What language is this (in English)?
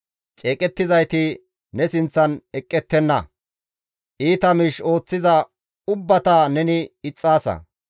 Gamo